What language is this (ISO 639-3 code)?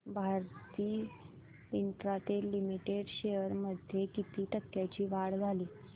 mar